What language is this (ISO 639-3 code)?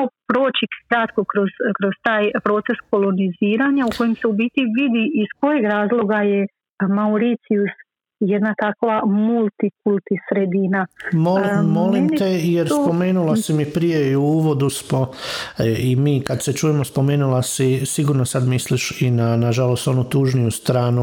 hrv